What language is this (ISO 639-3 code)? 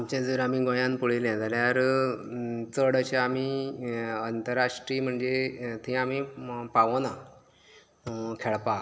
kok